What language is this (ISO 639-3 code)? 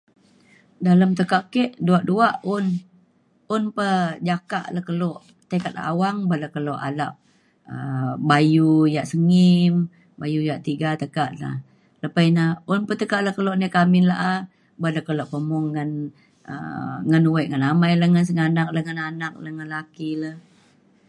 xkl